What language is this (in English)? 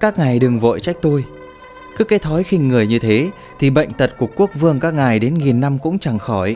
Vietnamese